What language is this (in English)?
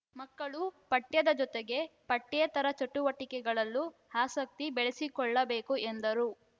Kannada